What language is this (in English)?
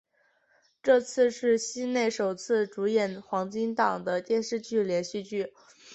Chinese